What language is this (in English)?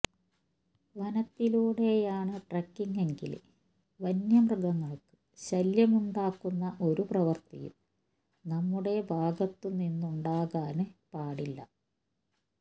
Malayalam